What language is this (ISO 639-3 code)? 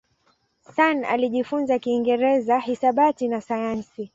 swa